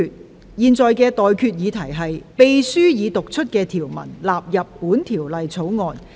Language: Cantonese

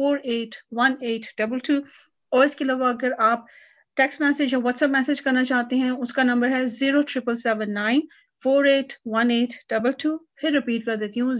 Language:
Punjabi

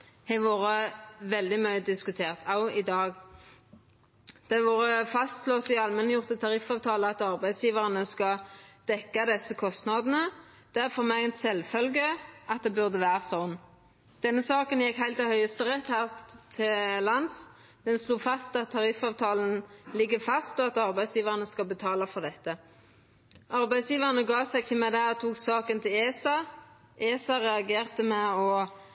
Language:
Norwegian Nynorsk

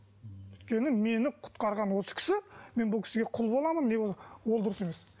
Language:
Kazakh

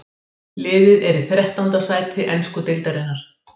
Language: Icelandic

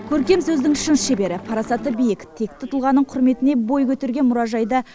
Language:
Kazakh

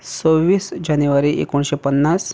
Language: Konkani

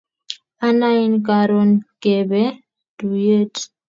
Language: Kalenjin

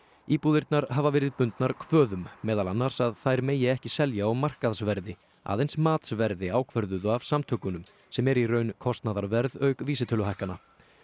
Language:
Icelandic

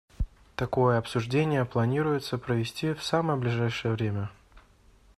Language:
Russian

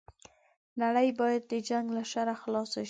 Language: Pashto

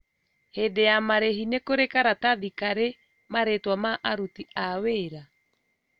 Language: Kikuyu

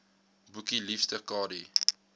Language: Afrikaans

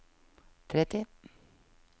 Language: Norwegian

